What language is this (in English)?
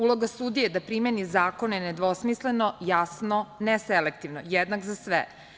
Serbian